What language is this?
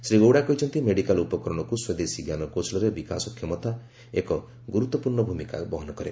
Odia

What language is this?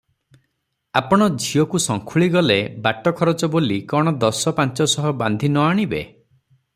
Odia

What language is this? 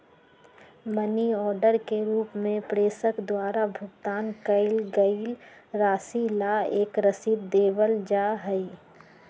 Magahi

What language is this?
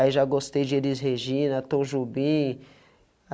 Portuguese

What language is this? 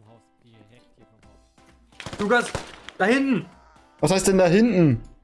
German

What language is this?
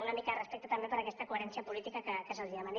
Catalan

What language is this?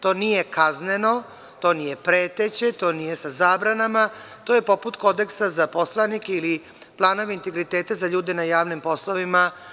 Serbian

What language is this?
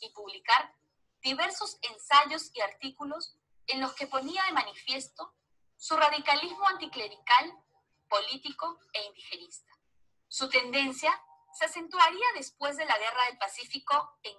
Spanish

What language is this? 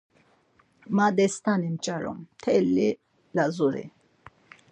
Laz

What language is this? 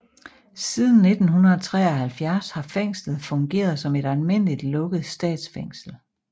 Danish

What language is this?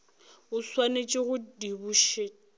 Northern Sotho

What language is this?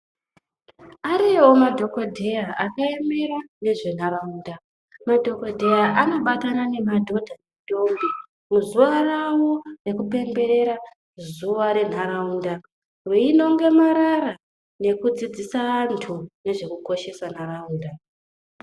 Ndau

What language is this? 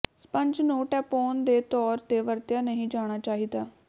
Punjabi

